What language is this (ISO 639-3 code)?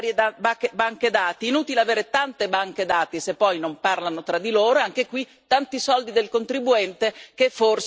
ita